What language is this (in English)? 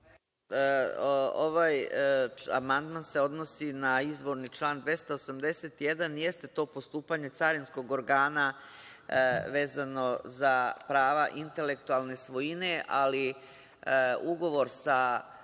Serbian